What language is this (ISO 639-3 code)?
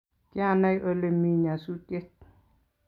kln